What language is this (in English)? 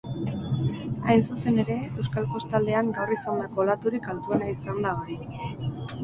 Basque